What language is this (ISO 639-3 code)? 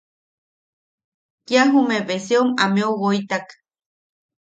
yaq